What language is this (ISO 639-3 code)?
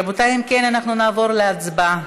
heb